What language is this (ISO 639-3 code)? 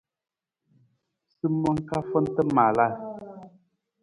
nmz